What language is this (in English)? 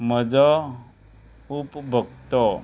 Konkani